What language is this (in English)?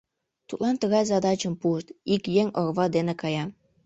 Mari